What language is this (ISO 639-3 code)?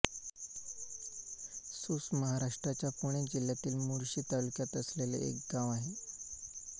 mar